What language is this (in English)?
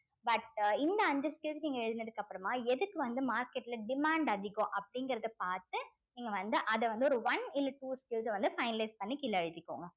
Tamil